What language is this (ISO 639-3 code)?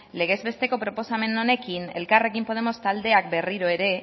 eus